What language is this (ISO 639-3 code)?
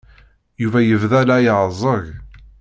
kab